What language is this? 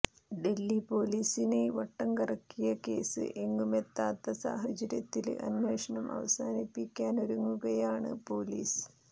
Malayalam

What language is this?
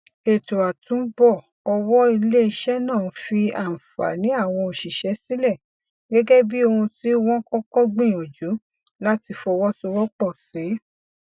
Yoruba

